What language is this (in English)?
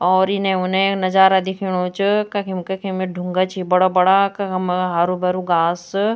Garhwali